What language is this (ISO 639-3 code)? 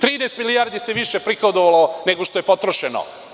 srp